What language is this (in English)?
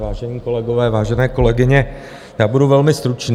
Czech